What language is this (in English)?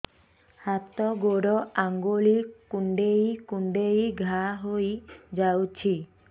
Odia